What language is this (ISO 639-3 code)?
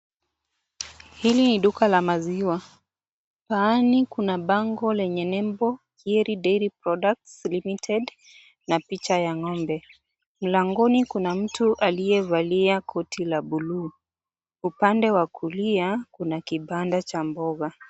swa